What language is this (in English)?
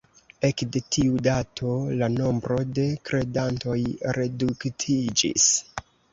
Esperanto